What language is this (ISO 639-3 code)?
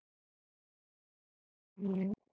isl